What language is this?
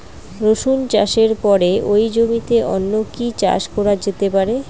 Bangla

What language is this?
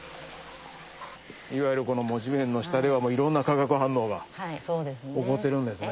Japanese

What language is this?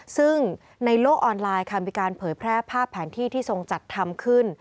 Thai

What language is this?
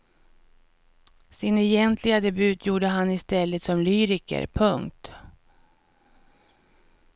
Swedish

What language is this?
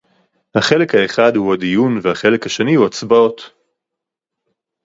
Hebrew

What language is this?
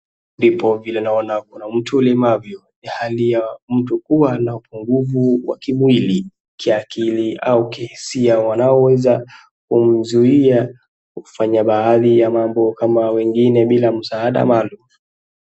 Swahili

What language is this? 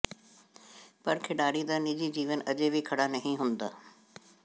Punjabi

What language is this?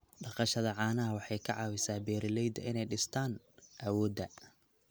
Somali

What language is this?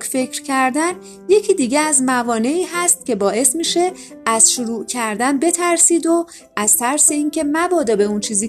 Persian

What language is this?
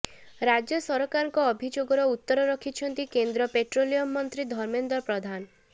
Odia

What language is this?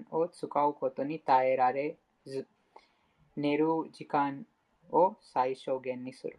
Japanese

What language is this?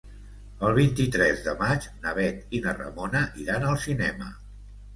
Catalan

